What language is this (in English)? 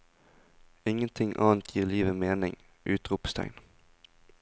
Norwegian